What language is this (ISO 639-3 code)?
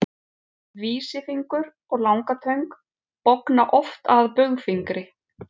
isl